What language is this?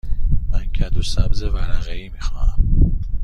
Persian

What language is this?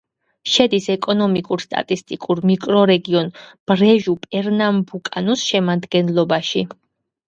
Georgian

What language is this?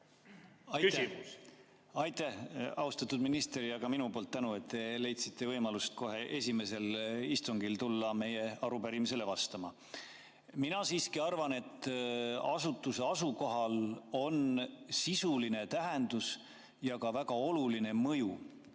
Estonian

